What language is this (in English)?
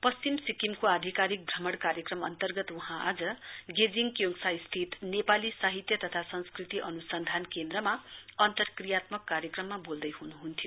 Nepali